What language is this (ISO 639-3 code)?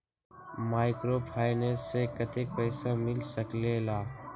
mag